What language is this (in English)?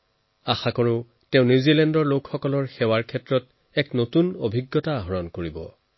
Assamese